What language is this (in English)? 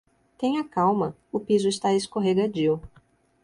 Portuguese